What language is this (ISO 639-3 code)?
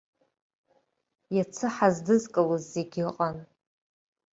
abk